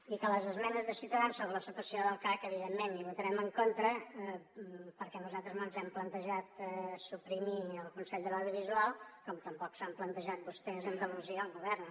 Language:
Catalan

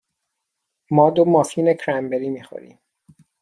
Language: Persian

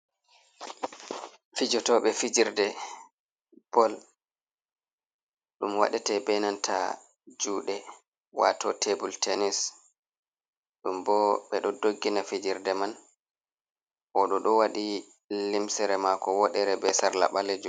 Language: Fula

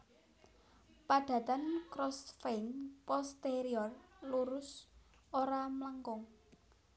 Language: Javanese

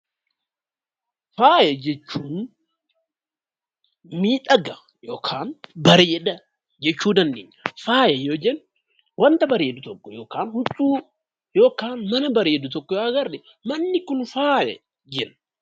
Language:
Oromo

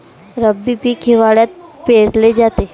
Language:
Marathi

